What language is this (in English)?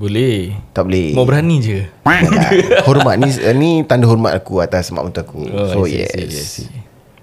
Malay